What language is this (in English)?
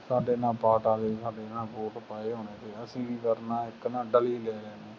Punjabi